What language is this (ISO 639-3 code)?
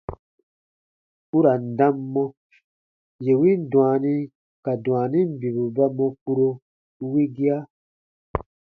bba